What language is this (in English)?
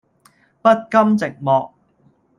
Cantonese